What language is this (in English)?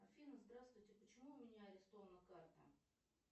Russian